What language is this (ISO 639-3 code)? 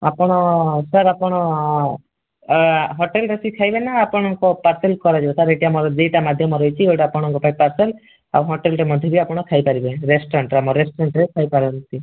ori